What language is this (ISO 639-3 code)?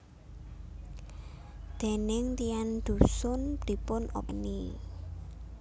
jav